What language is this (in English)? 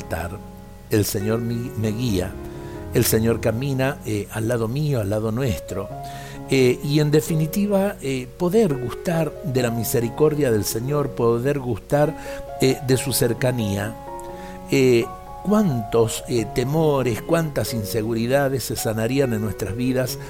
Spanish